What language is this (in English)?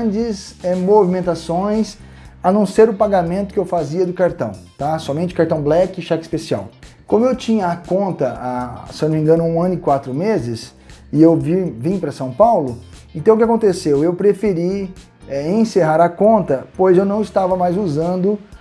Portuguese